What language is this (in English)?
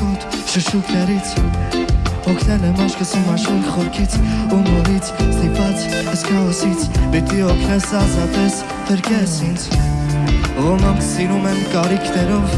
Armenian